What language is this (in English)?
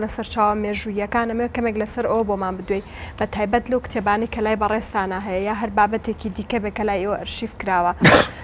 Arabic